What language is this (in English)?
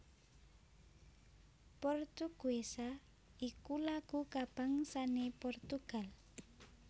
Javanese